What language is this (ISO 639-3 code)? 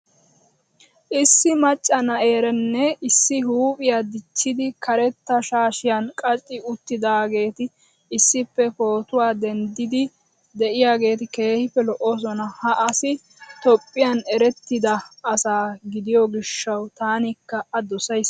wal